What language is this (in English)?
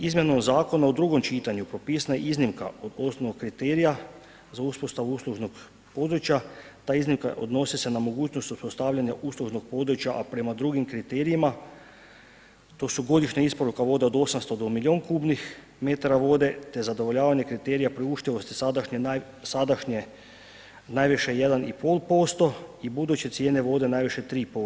Croatian